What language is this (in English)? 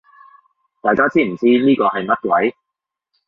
Cantonese